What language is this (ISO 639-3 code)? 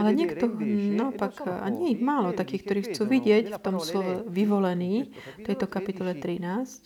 slk